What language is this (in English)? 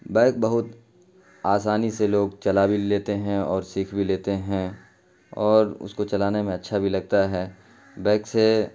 Urdu